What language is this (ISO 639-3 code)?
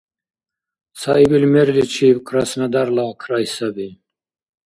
dar